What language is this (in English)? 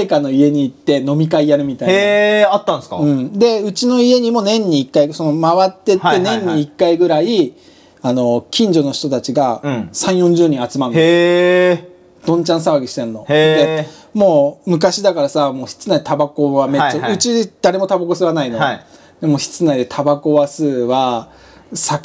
Japanese